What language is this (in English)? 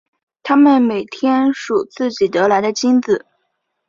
Chinese